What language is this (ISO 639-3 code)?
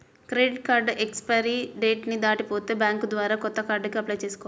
tel